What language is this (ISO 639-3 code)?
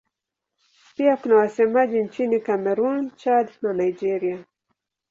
swa